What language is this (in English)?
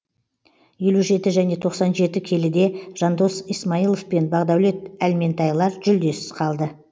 Kazakh